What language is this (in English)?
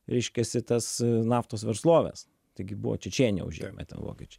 Lithuanian